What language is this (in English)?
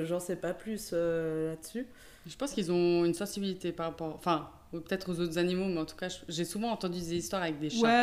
French